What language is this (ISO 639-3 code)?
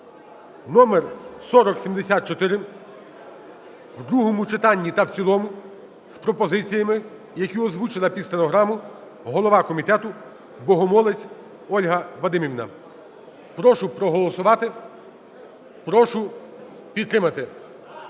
ukr